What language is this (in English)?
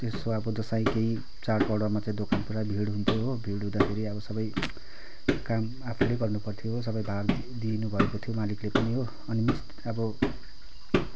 Nepali